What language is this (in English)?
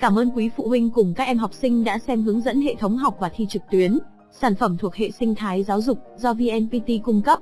Vietnamese